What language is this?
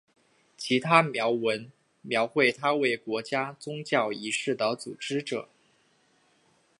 Chinese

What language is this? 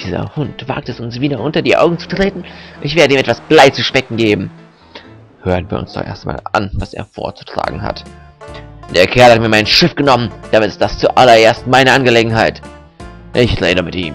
German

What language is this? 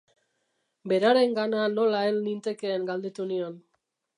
Basque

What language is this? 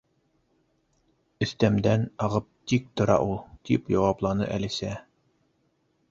Bashkir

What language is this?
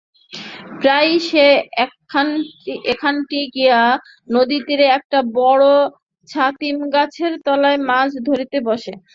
Bangla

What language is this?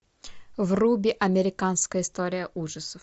Russian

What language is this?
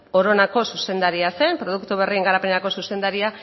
Basque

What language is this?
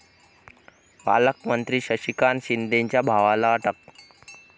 Marathi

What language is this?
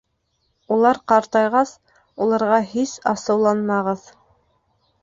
Bashkir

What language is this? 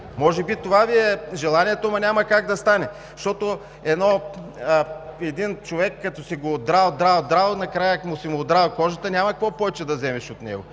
Bulgarian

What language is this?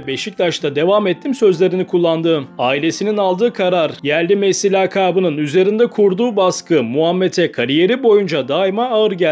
Turkish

